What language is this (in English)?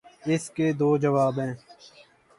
Urdu